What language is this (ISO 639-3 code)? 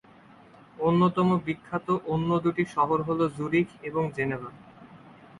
ben